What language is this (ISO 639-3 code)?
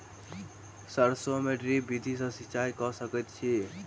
mai